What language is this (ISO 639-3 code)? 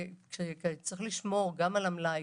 heb